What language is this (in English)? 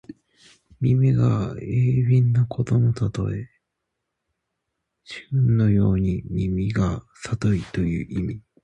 Japanese